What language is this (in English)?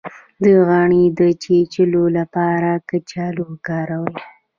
Pashto